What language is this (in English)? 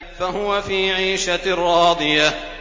Arabic